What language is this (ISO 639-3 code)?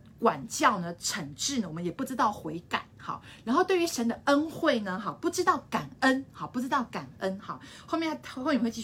zho